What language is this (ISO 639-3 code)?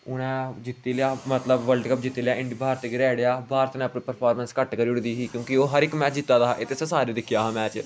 doi